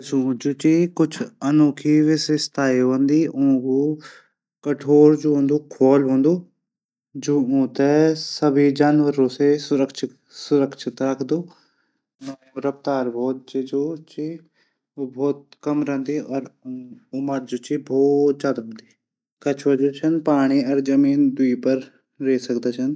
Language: Garhwali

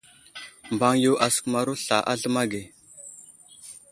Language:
Wuzlam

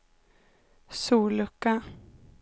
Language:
Swedish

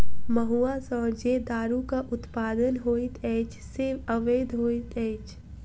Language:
Maithili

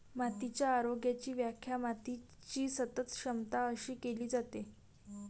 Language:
Marathi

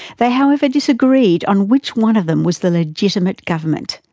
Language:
English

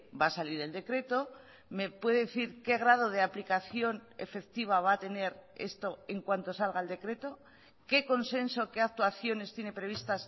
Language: Spanish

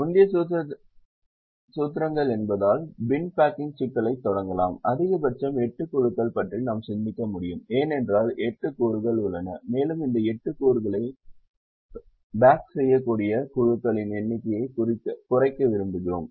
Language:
Tamil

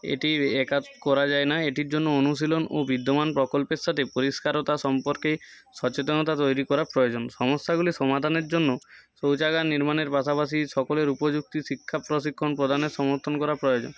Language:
Bangla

